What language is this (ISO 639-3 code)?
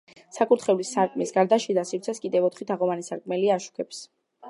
kat